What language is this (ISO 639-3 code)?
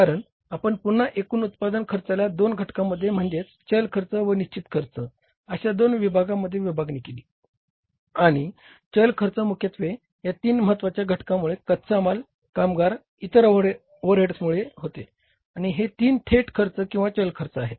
mar